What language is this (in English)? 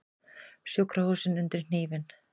Icelandic